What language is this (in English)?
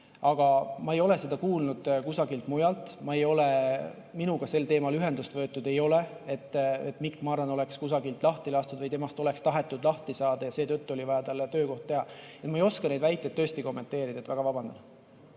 Estonian